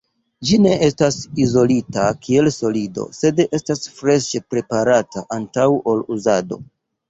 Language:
Esperanto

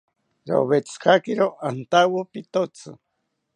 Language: South Ucayali Ashéninka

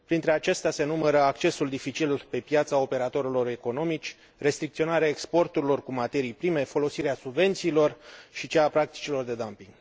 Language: Romanian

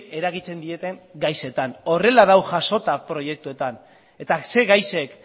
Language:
Basque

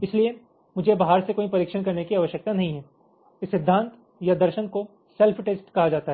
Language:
Hindi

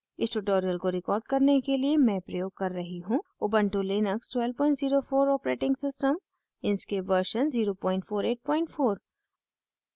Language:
Hindi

